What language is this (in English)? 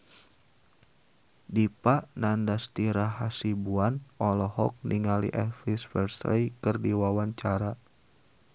Sundanese